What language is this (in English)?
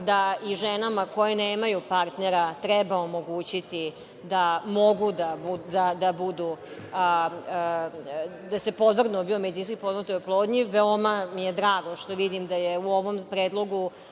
Serbian